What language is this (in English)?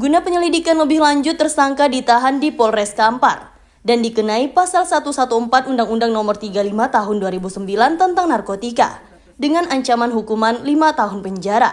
Indonesian